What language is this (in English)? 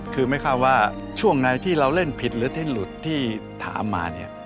Thai